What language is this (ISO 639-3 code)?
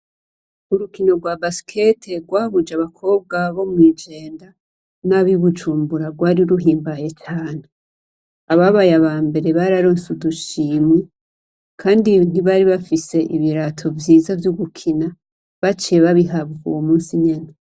run